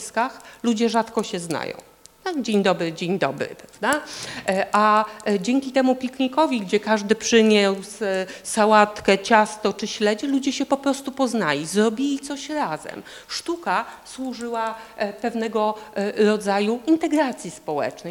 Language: Polish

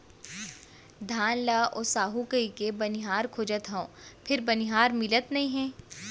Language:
Chhattisgarhi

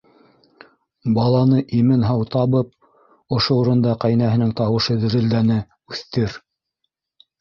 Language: Bashkir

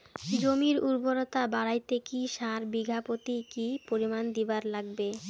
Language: Bangla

